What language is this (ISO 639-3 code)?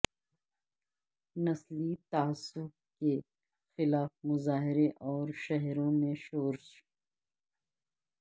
urd